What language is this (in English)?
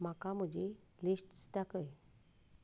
Konkani